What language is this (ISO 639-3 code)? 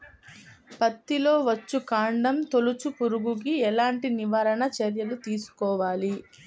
tel